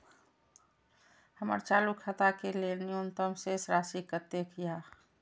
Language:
Maithili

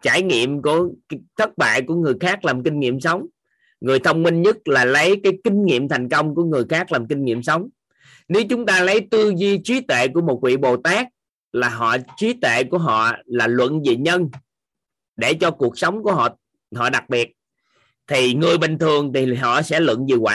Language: Vietnamese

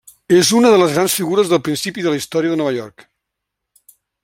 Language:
Catalan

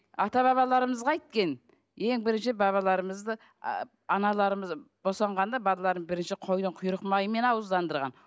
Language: Kazakh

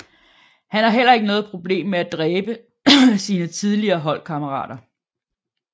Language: Danish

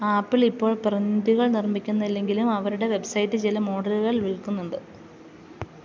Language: Malayalam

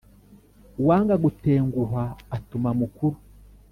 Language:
Kinyarwanda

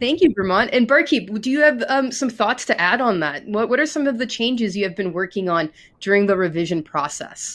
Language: English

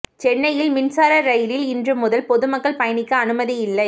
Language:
Tamil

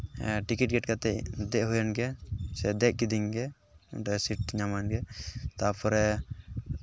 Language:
Santali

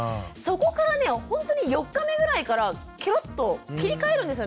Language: Japanese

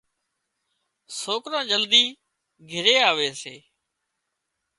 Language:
Wadiyara Koli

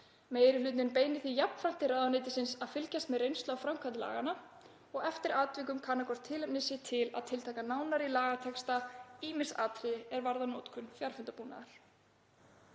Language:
Icelandic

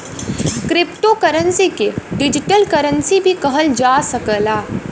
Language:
Bhojpuri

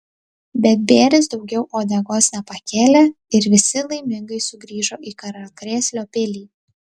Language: Lithuanian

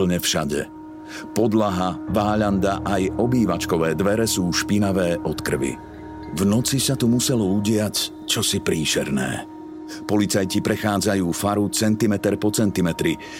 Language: Slovak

